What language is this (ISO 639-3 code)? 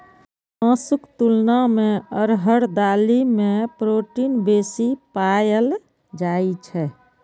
mai